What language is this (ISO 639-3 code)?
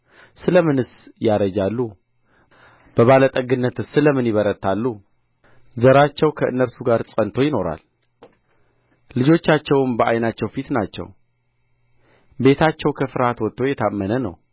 amh